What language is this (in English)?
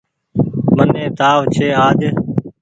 Goaria